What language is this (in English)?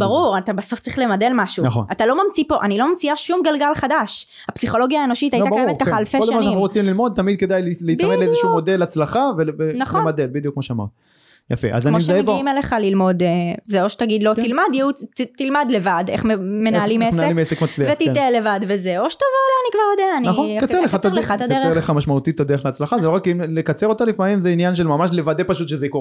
Hebrew